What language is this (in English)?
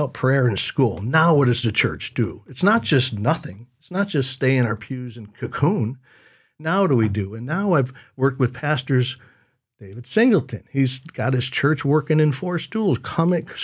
English